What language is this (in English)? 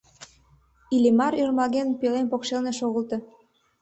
Mari